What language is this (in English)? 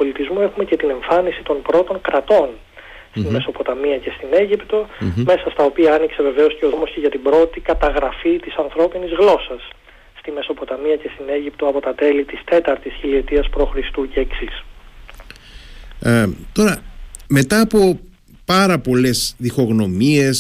Greek